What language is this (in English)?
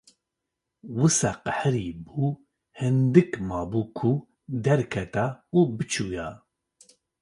Kurdish